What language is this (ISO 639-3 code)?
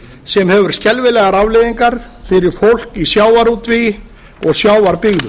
isl